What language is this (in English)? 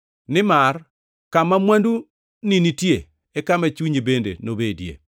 Luo (Kenya and Tanzania)